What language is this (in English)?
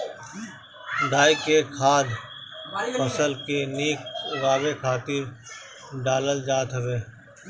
Bhojpuri